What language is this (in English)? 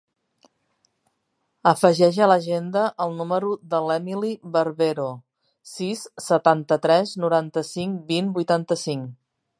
Catalan